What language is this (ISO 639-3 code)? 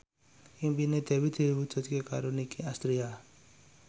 jav